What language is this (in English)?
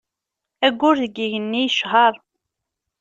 Kabyle